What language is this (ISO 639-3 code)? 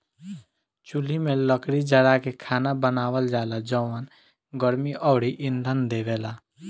bho